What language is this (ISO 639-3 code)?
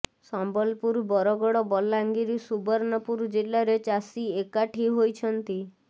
ori